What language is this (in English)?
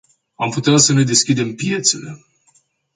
Romanian